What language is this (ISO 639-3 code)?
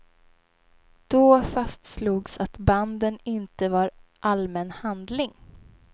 swe